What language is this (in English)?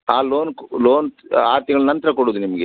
Kannada